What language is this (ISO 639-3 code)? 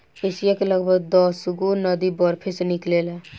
bho